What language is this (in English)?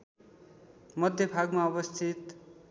Nepali